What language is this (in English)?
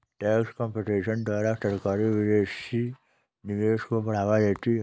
Hindi